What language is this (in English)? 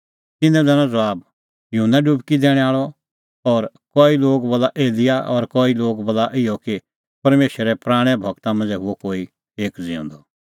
Kullu Pahari